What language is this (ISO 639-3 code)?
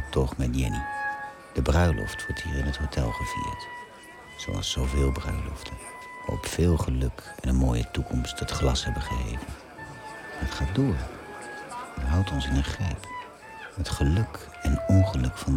nld